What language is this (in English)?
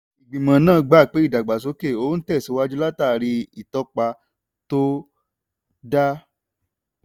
Yoruba